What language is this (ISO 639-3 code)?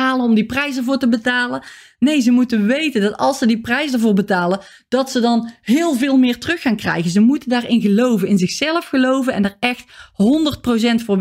nld